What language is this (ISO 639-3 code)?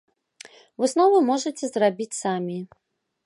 bel